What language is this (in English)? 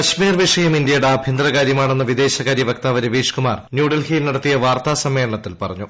Malayalam